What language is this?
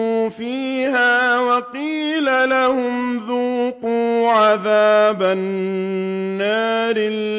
Arabic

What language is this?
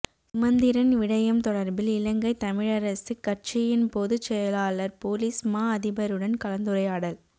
Tamil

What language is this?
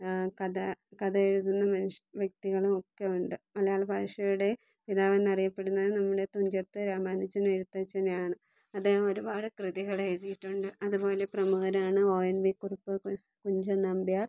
Malayalam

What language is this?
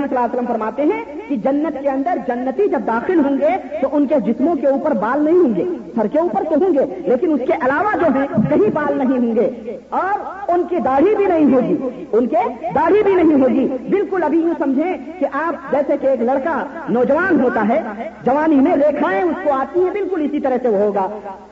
Urdu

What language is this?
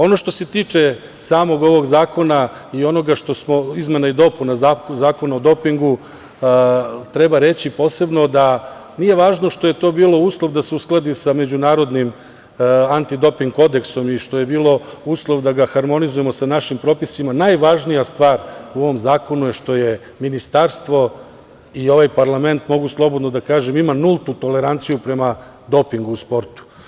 Serbian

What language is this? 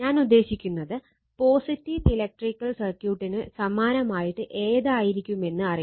Malayalam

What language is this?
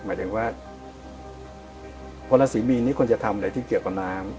Thai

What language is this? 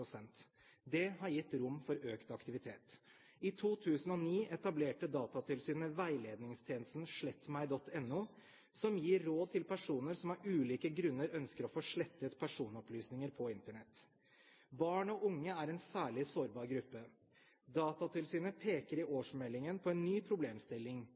Norwegian Bokmål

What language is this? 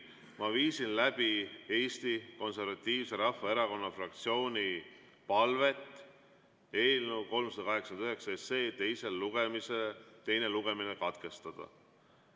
Estonian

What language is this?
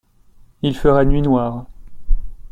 French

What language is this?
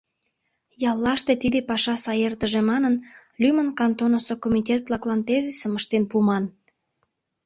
Mari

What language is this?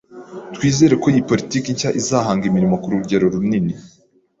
Kinyarwanda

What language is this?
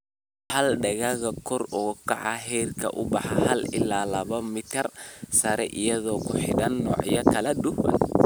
Somali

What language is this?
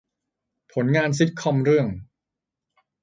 Thai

